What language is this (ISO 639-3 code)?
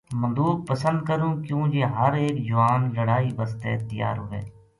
gju